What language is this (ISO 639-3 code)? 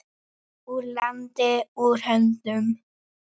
isl